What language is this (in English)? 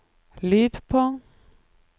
Norwegian